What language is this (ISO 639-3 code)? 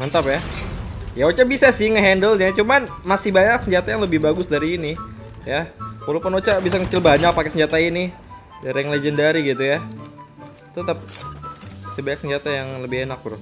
ind